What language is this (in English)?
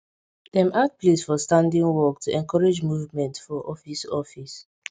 Nigerian Pidgin